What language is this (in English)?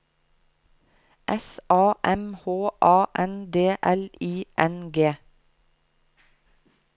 Norwegian